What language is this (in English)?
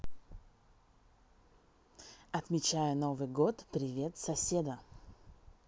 Russian